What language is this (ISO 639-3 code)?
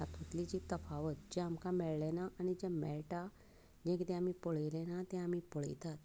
kok